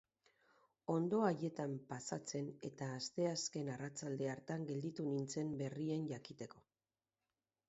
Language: Basque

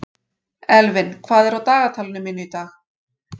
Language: Icelandic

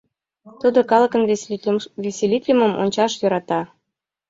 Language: Mari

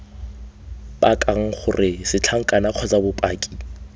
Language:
Tswana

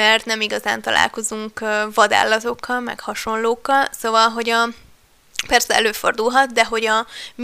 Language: Hungarian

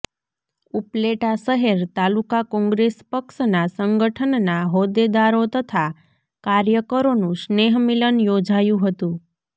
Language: Gujarati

